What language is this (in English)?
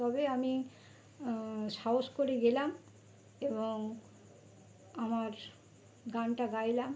Bangla